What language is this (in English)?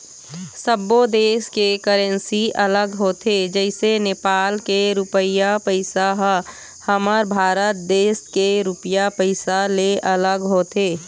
Chhattisgarhi